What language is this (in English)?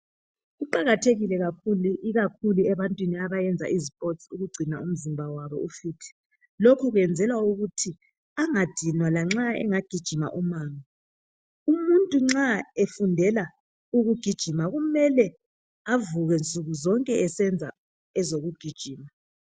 North Ndebele